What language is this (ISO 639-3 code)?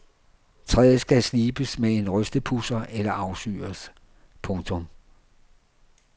dan